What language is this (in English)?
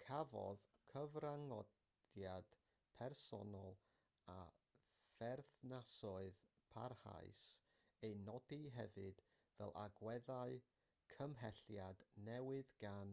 Welsh